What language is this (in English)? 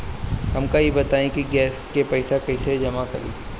Bhojpuri